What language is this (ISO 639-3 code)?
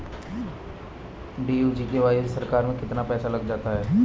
hin